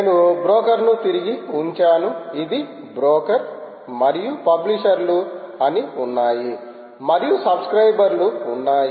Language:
Telugu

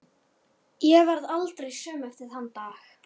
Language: Icelandic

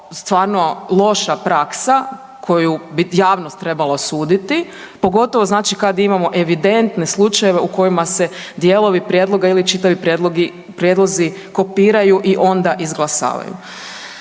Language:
Croatian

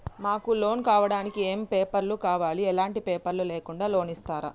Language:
Telugu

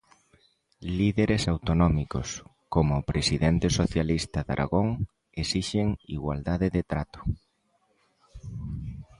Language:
Galician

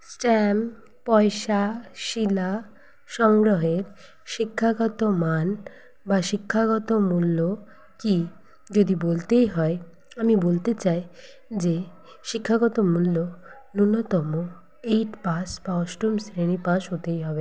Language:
Bangla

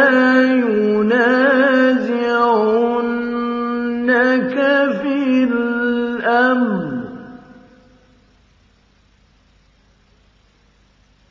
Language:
Arabic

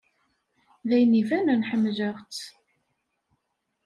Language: Kabyle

